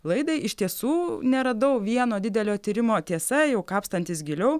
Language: Lithuanian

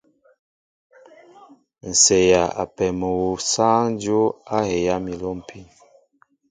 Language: Mbo (Cameroon)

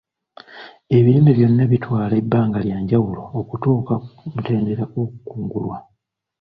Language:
Ganda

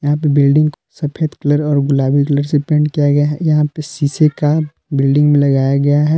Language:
Hindi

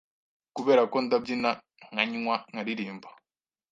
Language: Kinyarwanda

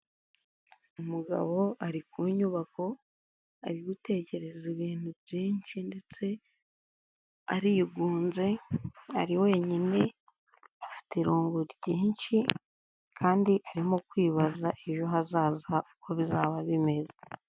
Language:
Kinyarwanda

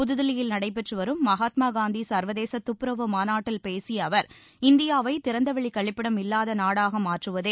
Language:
Tamil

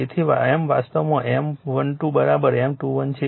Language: Gujarati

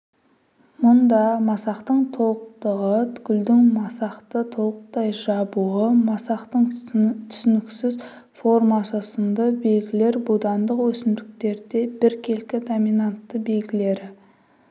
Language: Kazakh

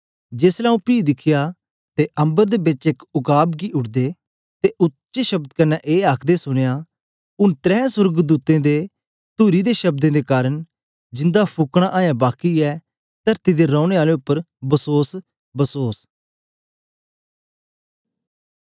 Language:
Dogri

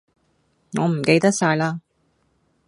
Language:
Cantonese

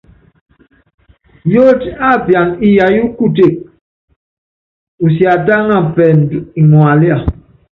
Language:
Yangben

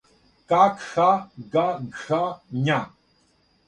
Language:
Serbian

